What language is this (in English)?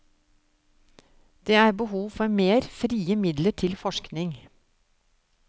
Norwegian